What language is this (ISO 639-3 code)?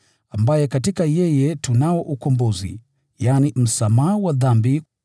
swa